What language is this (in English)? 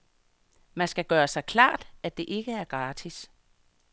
Danish